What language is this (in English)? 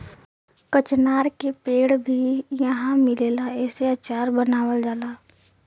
Bhojpuri